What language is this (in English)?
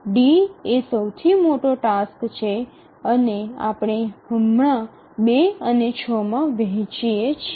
Gujarati